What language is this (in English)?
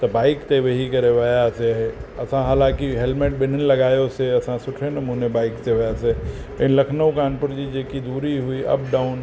Sindhi